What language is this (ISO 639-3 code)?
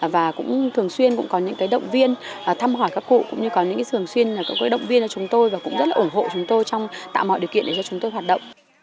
vie